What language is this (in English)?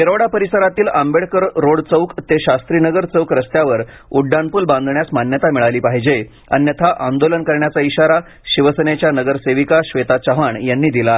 Marathi